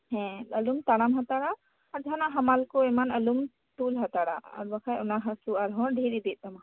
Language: Santali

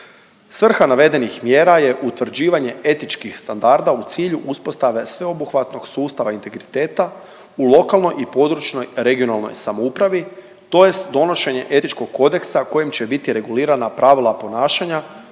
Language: Croatian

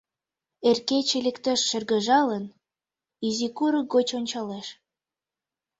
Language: Mari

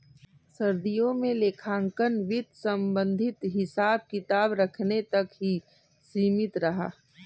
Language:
Hindi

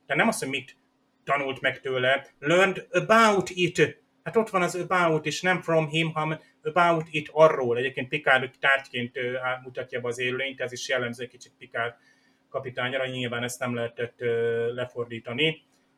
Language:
Hungarian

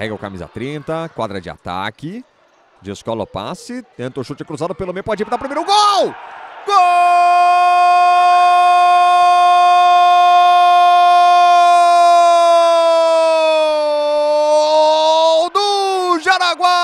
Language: Portuguese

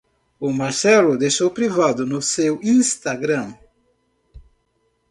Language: Portuguese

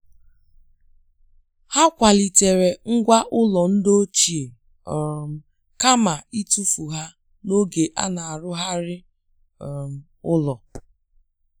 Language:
Igbo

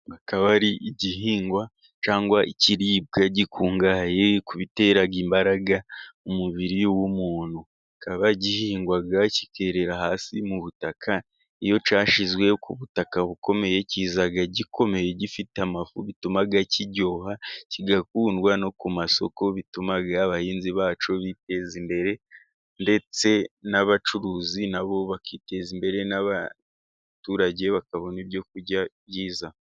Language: Kinyarwanda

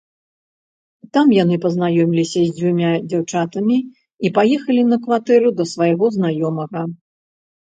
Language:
Belarusian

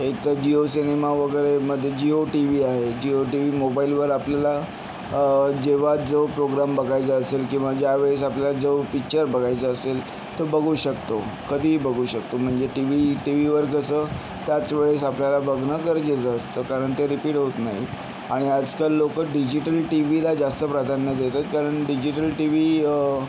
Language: Marathi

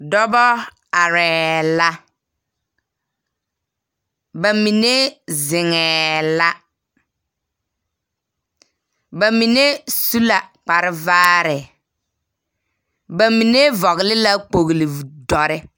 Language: Southern Dagaare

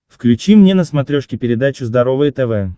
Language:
Russian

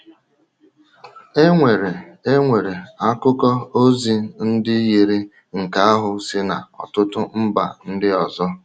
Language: Igbo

